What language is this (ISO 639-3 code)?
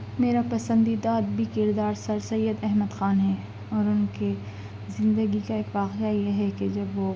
urd